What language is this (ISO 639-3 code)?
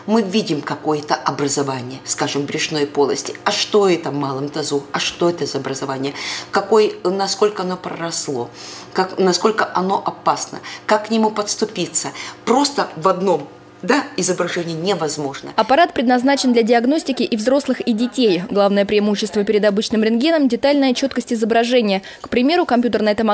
rus